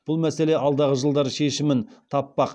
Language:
Kazakh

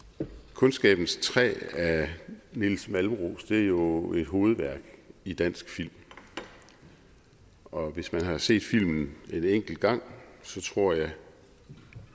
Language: Danish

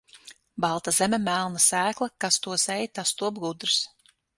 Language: Latvian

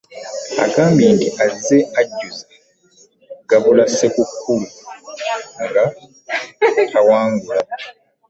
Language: Ganda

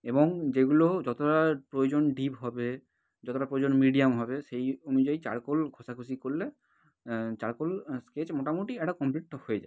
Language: Bangla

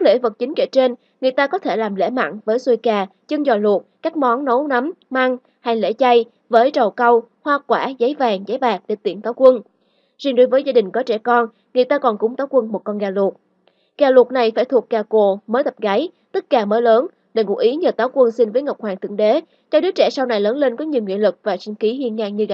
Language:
Vietnamese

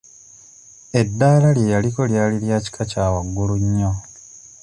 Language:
Ganda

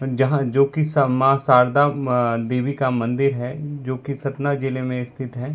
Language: Hindi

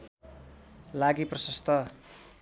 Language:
Nepali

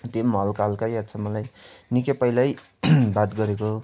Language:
Nepali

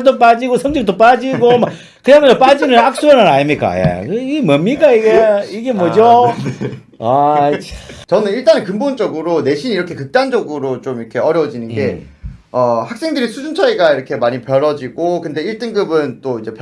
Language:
Korean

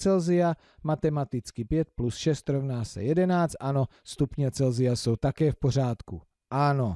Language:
Czech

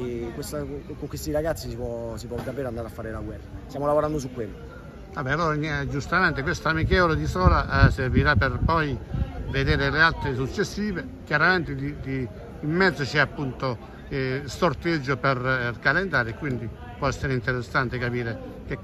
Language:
Italian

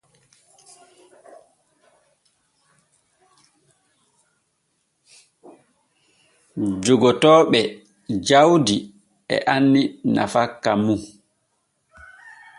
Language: Borgu Fulfulde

